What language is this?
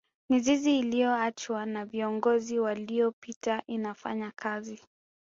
Swahili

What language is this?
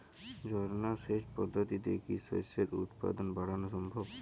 Bangla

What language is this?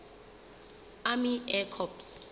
Southern Sotho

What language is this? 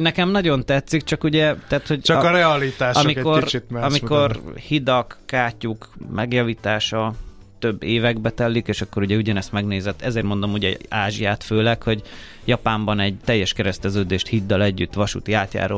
Hungarian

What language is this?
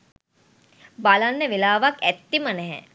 Sinhala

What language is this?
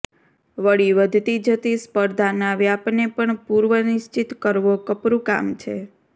Gujarati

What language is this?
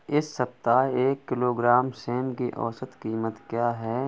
Hindi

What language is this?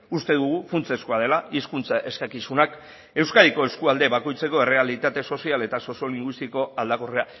Basque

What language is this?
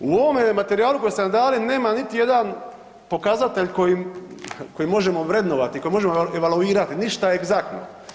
Croatian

